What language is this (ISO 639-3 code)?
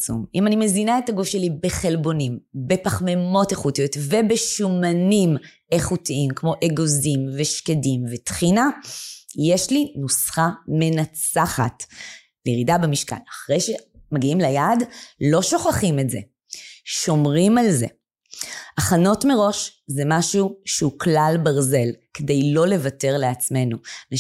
heb